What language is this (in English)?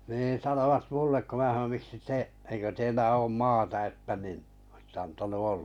Finnish